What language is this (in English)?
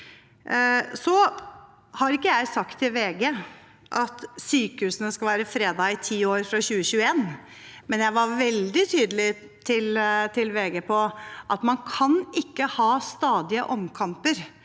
Norwegian